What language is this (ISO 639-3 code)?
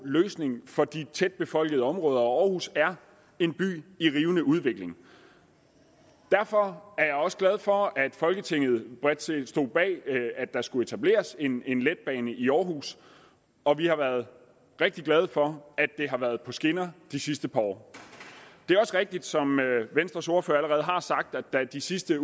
dan